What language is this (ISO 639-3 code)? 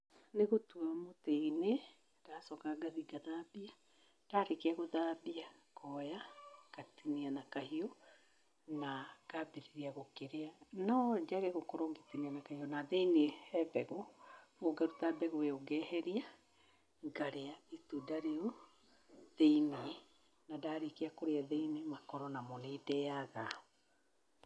kik